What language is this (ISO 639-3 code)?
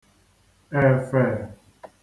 ibo